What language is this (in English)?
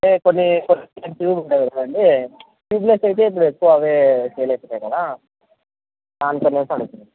Telugu